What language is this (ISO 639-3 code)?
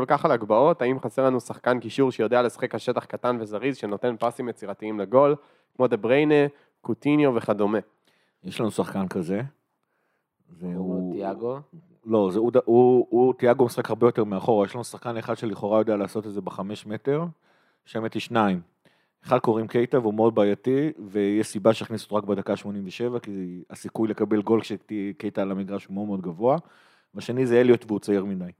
heb